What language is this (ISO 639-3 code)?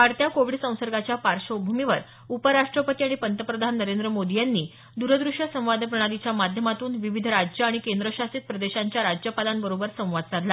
mar